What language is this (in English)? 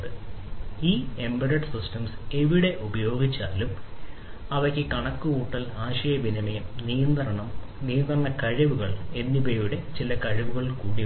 Malayalam